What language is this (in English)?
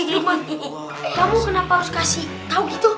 Indonesian